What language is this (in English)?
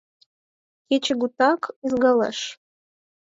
Mari